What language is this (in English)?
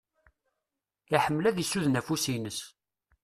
Kabyle